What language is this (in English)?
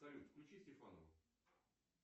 Russian